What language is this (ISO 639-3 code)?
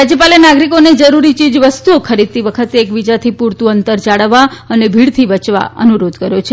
guj